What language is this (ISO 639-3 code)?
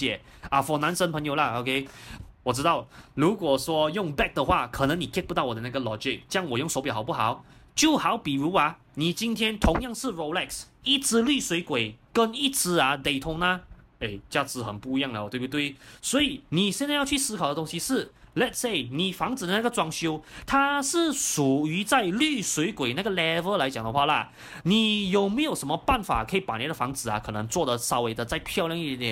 zho